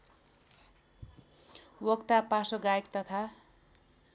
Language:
Nepali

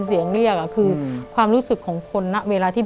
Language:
Thai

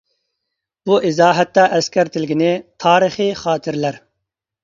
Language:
Uyghur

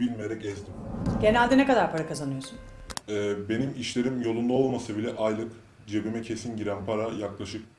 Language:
Turkish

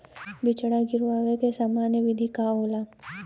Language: Bhojpuri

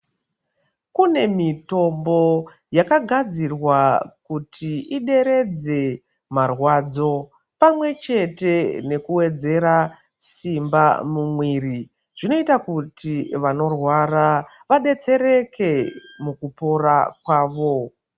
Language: Ndau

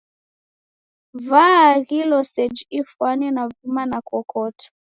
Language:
Taita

